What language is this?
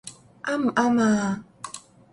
Cantonese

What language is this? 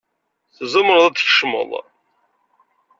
Kabyle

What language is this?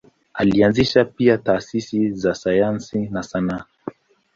Swahili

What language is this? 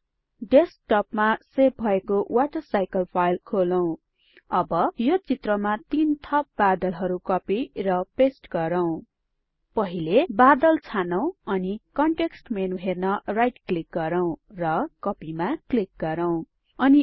Nepali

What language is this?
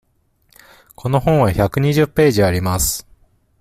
Japanese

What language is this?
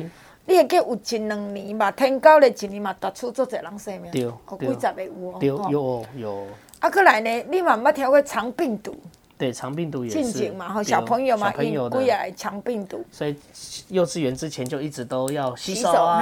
Chinese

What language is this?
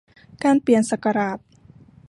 Thai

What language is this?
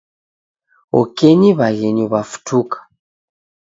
Taita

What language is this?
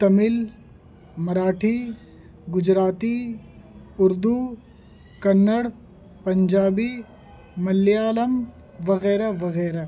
Urdu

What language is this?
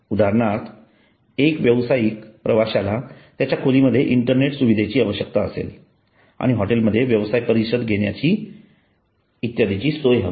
Marathi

